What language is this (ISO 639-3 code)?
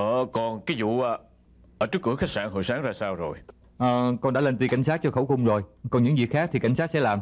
vie